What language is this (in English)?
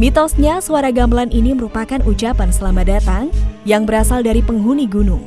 Indonesian